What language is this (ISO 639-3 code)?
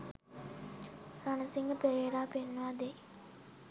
sin